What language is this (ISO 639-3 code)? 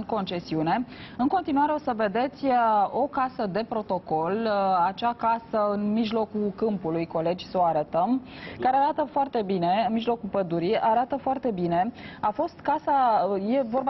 ron